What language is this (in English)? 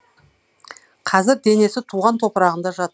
Kazakh